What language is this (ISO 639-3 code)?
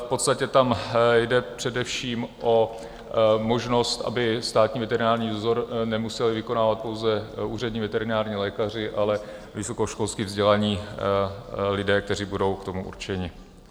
ces